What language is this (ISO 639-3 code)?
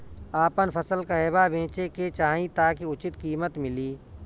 bho